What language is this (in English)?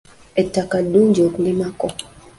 Ganda